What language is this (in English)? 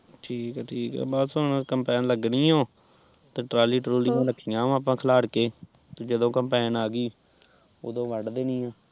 Punjabi